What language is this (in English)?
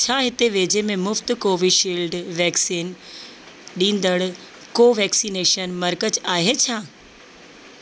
Sindhi